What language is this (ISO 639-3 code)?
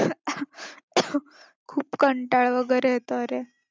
mar